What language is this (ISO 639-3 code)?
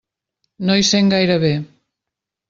cat